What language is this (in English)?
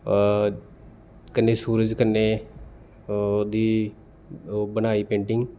Dogri